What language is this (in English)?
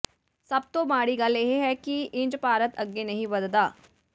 Punjabi